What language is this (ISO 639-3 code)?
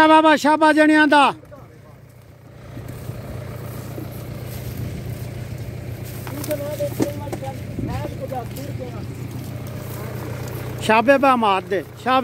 tur